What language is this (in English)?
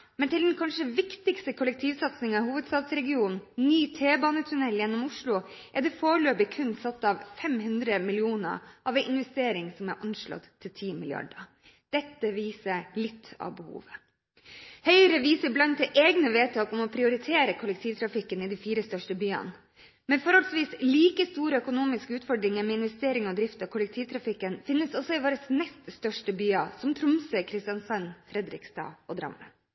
Norwegian Bokmål